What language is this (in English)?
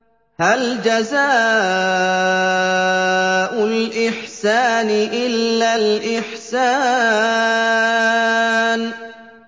Arabic